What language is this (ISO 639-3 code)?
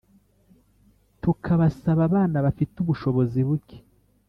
kin